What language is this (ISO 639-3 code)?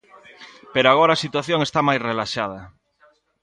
glg